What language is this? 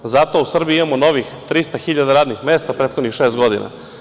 Serbian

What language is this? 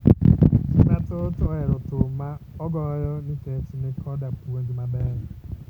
Luo (Kenya and Tanzania)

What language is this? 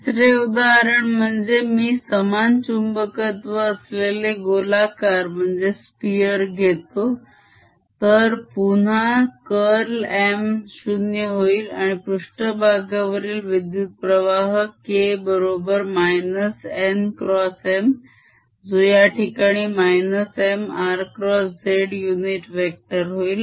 Marathi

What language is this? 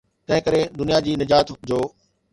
Sindhi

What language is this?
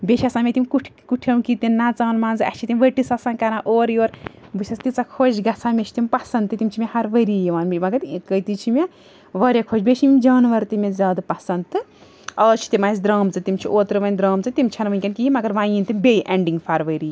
Kashmiri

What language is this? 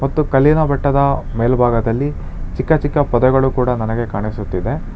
Kannada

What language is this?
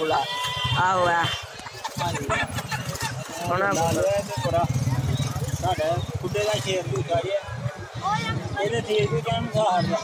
Indonesian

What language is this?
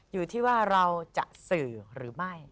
Thai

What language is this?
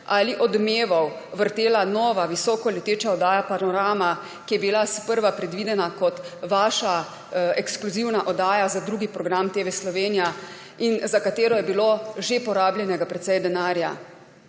Slovenian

